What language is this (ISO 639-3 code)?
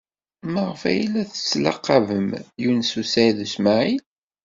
kab